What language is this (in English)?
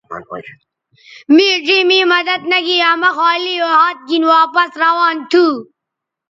Bateri